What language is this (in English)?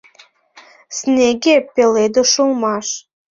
Mari